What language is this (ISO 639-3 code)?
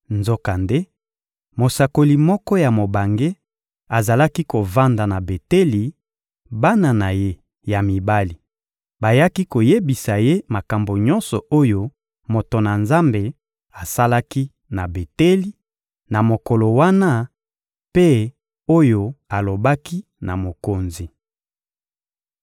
lin